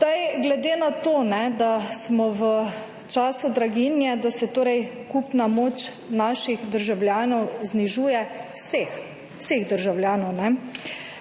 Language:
Slovenian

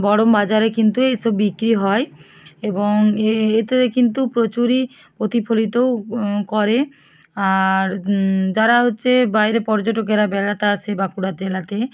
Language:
Bangla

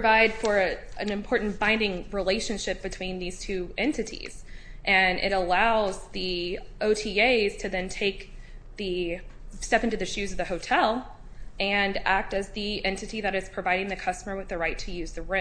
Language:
English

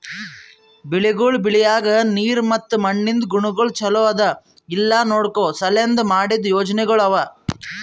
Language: Kannada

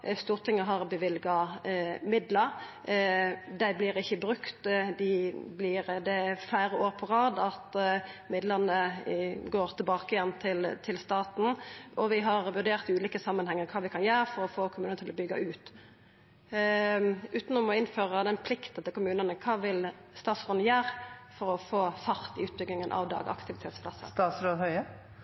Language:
Norwegian Nynorsk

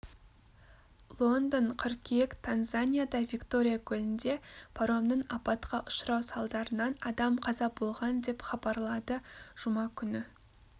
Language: Kazakh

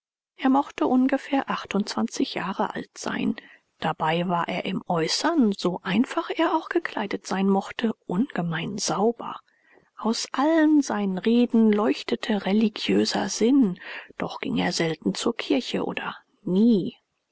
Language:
German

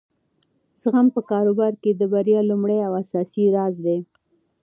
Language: Pashto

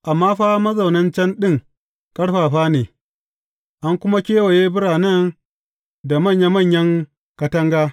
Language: Hausa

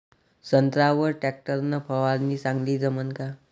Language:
Marathi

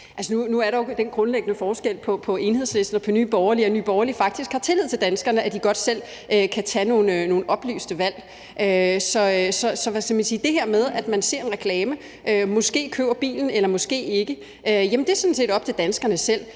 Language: Danish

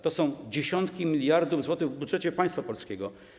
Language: Polish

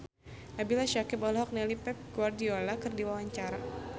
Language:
Sundanese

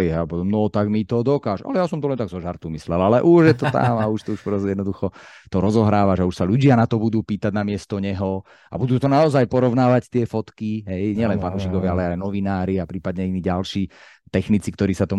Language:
Slovak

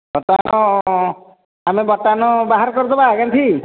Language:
Odia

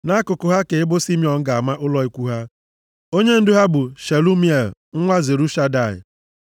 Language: Igbo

